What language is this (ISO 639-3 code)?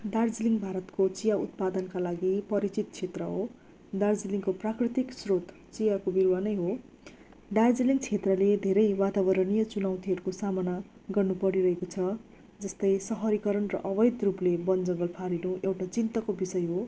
nep